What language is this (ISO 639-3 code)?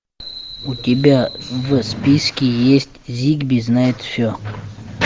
rus